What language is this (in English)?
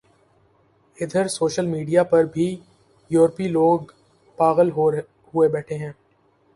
Urdu